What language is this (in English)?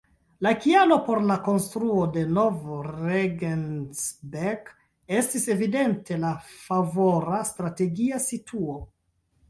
Esperanto